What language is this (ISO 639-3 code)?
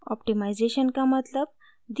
hin